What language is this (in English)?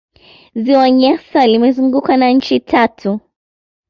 Swahili